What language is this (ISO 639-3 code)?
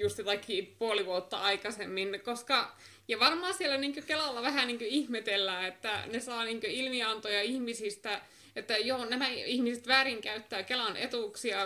fin